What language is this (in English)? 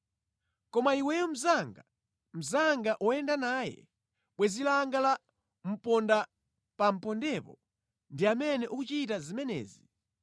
Nyanja